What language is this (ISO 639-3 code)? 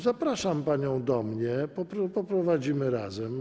pol